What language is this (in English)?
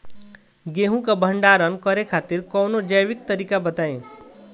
Bhojpuri